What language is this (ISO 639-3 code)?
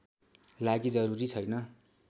nep